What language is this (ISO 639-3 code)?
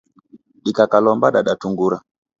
dav